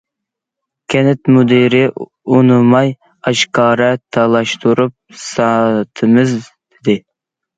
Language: Uyghur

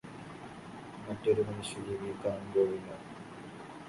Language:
Malayalam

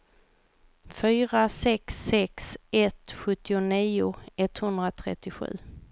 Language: Swedish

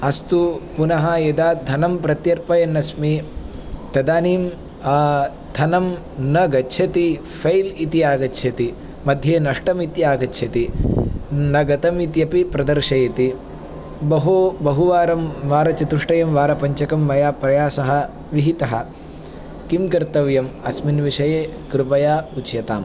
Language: Sanskrit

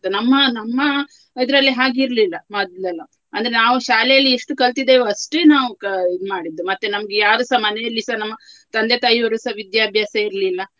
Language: Kannada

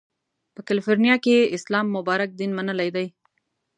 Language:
Pashto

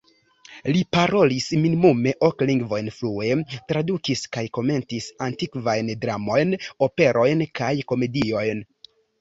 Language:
Esperanto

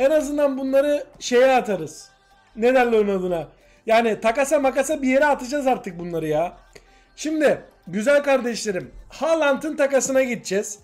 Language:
Turkish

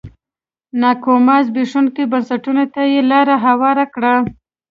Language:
Pashto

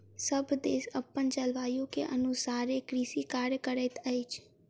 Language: Maithili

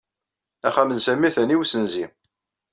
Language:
Kabyle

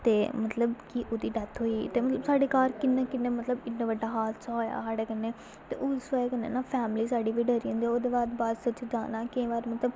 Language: Dogri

